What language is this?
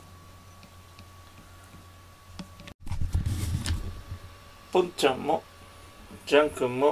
Japanese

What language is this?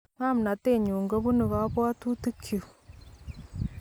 Kalenjin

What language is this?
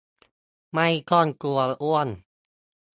Thai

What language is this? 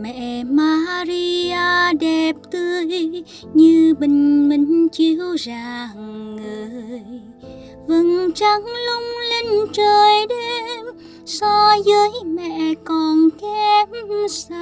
Vietnamese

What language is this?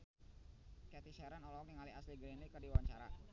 Sundanese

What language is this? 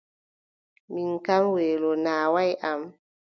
Adamawa Fulfulde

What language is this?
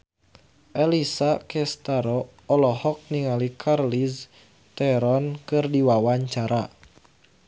Sundanese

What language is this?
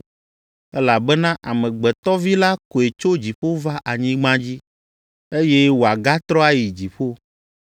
Ewe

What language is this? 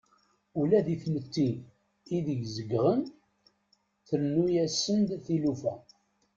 Kabyle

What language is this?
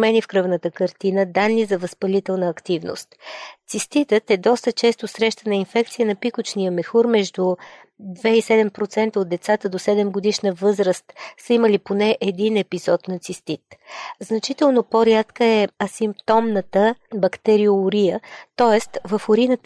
Bulgarian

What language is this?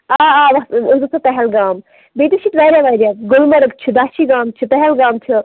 Kashmiri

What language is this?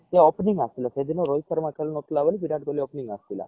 Odia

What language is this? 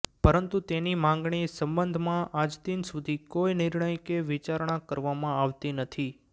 Gujarati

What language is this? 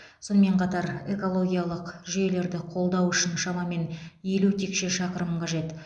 Kazakh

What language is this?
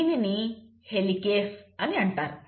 Telugu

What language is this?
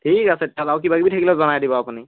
Assamese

